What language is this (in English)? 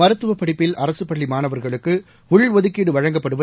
Tamil